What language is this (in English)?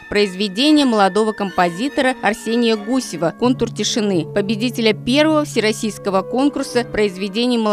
Russian